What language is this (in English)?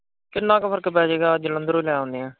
Punjabi